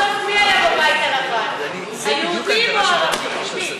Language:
Hebrew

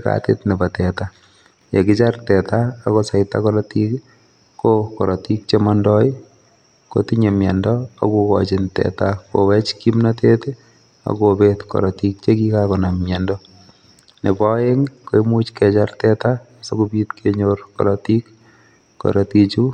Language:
Kalenjin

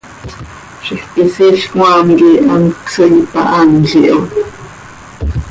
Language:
Seri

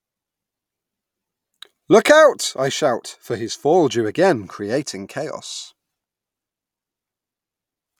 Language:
English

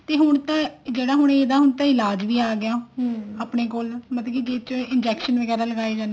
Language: Punjabi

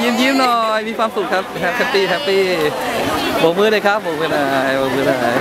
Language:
Thai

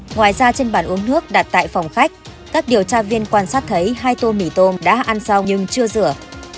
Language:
Vietnamese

